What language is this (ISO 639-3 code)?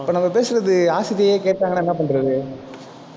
tam